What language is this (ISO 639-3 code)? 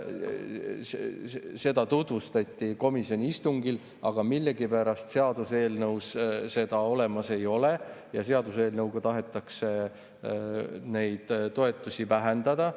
est